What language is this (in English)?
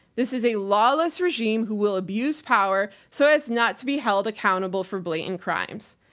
English